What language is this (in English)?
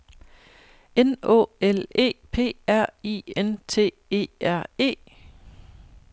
Danish